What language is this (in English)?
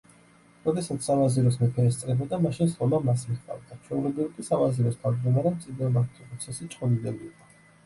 Georgian